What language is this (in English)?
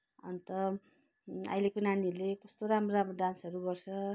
Nepali